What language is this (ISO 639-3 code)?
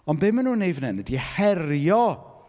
cym